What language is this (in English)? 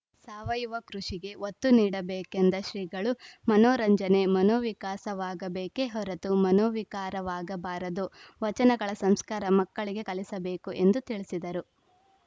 Kannada